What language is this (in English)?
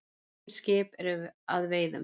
Icelandic